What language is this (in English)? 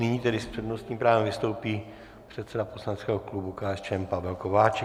Czech